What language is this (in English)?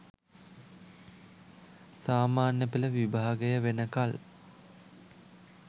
Sinhala